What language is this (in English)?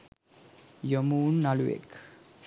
Sinhala